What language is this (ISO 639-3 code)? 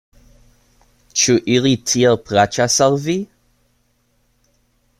epo